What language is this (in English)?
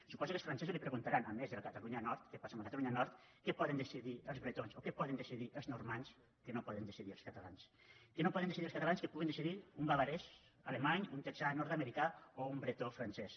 Catalan